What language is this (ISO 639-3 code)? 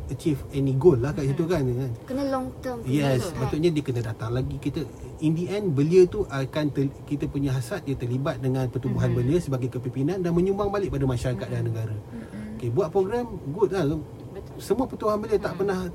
msa